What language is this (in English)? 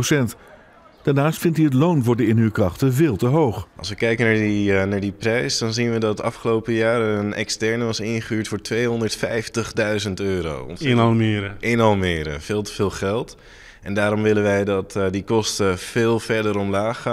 Dutch